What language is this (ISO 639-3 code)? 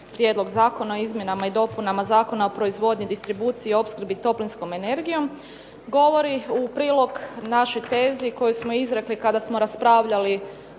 hrv